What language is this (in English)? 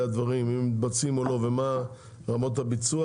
Hebrew